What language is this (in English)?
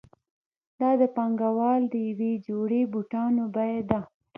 Pashto